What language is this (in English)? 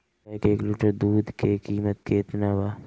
Bhojpuri